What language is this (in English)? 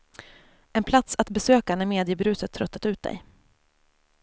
Swedish